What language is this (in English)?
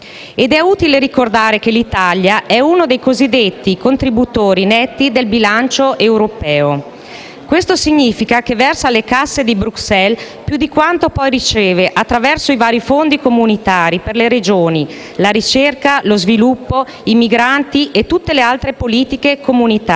Italian